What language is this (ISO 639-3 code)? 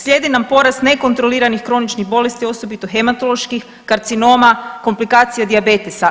hrv